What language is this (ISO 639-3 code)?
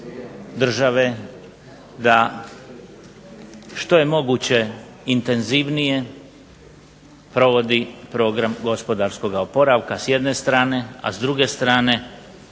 hrv